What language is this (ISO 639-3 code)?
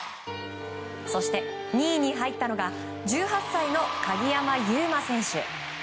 jpn